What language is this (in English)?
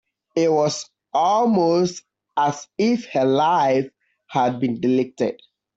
English